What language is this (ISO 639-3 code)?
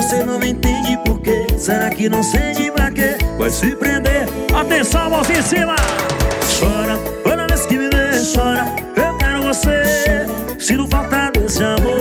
por